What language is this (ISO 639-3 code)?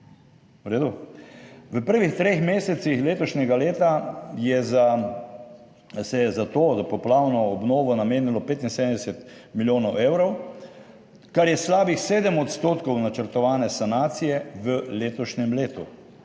slv